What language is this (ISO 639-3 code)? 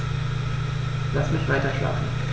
deu